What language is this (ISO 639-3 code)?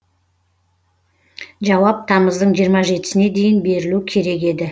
kaz